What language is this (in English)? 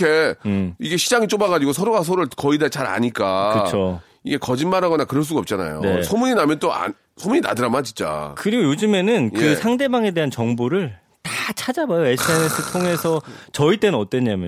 Korean